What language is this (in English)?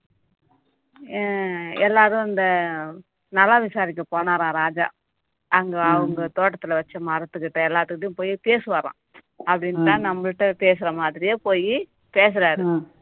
Tamil